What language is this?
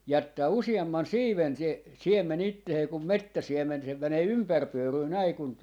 Finnish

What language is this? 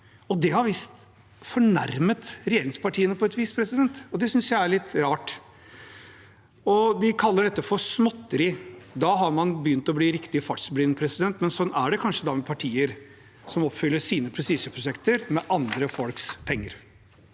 Norwegian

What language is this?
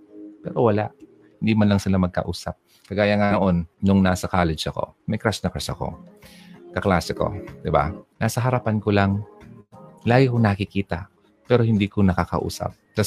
Filipino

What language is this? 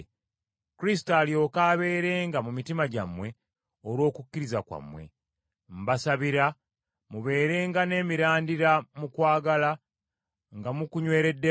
Ganda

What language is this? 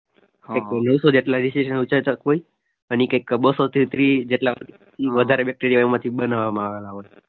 Gujarati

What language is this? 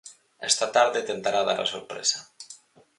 Galician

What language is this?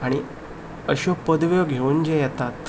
Konkani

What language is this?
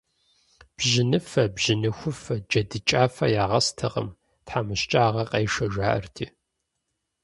Kabardian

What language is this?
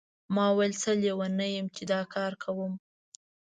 Pashto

